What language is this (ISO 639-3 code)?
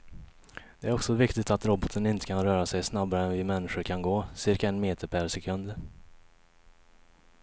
swe